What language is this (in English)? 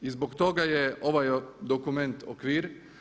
Croatian